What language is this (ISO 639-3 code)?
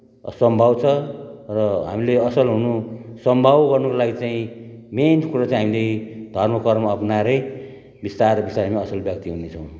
nep